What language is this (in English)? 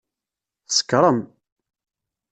Kabyle